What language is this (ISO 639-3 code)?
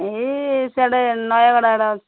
ori